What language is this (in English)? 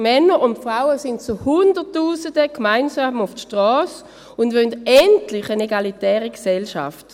Swiss German